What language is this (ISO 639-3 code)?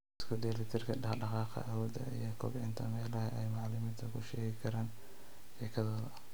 som